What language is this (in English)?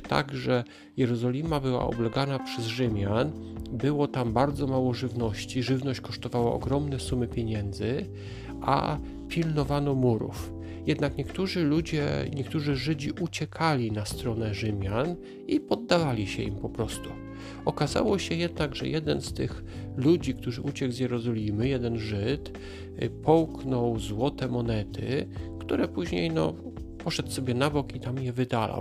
Polish